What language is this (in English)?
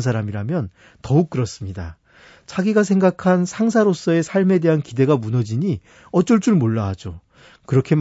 Korean